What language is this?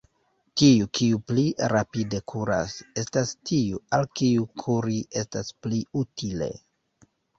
Esperanto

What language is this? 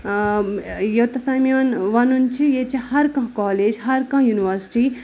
Kashmiri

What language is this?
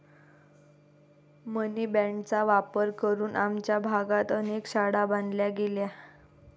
Marathi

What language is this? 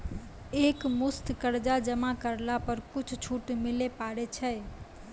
Maithili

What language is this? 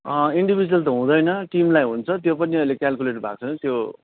Nepali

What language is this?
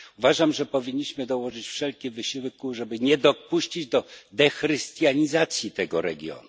Polish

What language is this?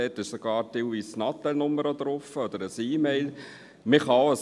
Swiss German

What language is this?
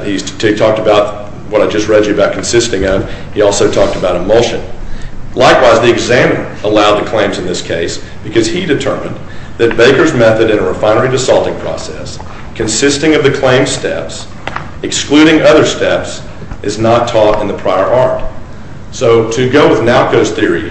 English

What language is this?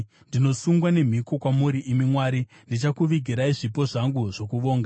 Shona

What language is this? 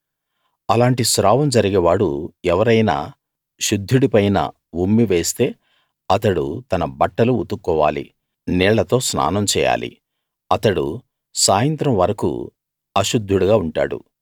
Telugu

